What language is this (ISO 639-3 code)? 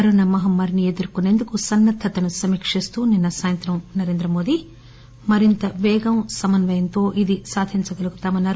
tel